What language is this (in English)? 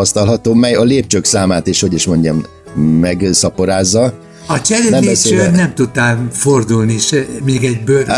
Hungarian